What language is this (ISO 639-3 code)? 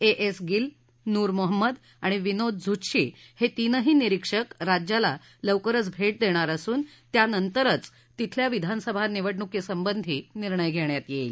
mar